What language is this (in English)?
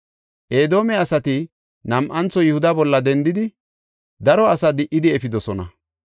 Gofa